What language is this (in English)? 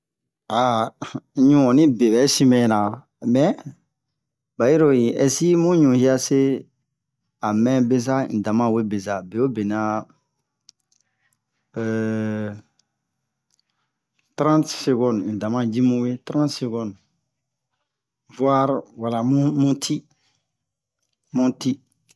Bomu